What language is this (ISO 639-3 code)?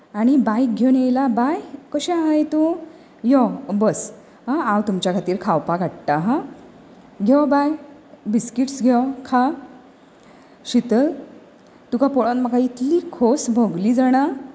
kok